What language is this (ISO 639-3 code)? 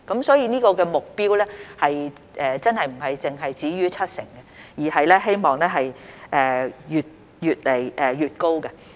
yue